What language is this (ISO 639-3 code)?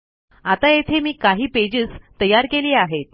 mar